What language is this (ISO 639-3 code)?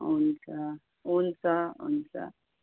nep